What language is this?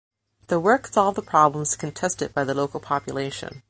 English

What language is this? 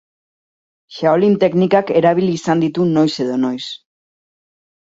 Basque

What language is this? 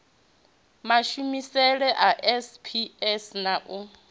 Venda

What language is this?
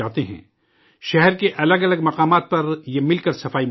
Urdu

